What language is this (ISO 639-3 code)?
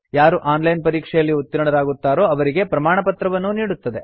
kan